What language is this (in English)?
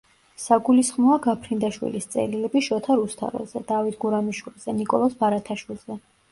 Georgian